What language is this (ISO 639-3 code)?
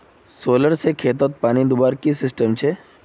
mag